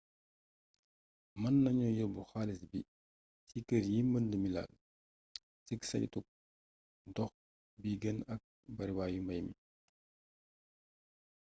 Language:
Wolof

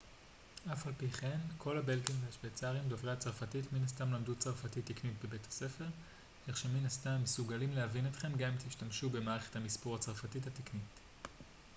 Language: Hebrew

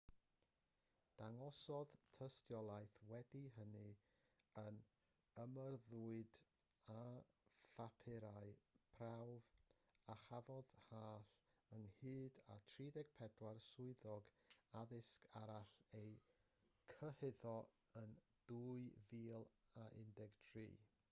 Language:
Welsh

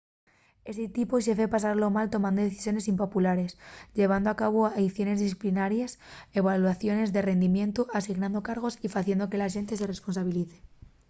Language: Asturian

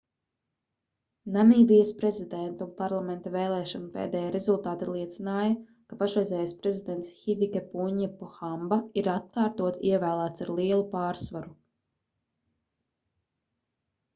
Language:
Latvian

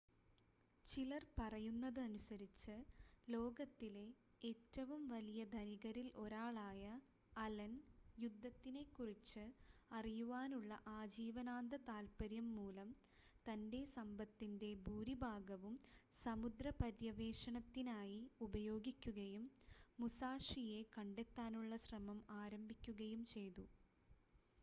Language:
Malayalam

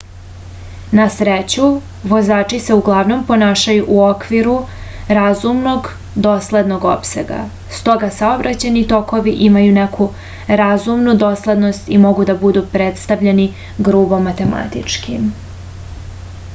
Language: Serbian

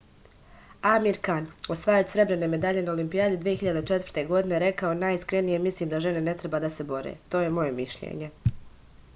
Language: Serbian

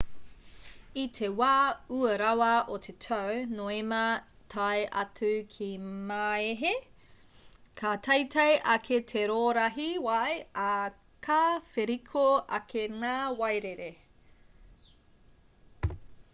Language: Māori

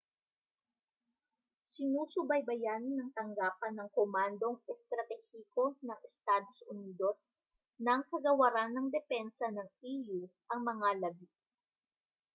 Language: Filipino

